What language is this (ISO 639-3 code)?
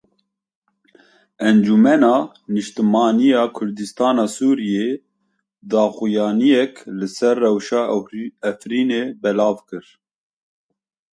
kur